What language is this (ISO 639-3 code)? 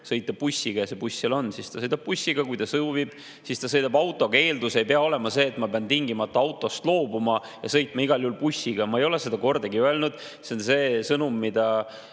est